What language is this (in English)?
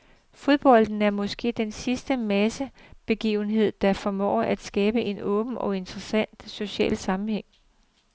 Danish